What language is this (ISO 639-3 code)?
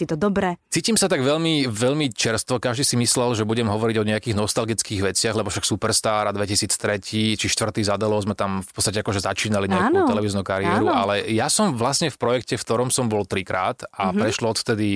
slk